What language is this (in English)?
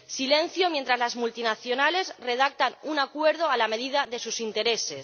Spanish